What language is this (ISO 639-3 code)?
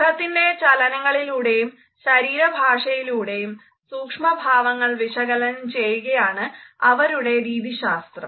mal